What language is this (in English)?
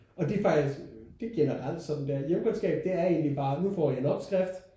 Danish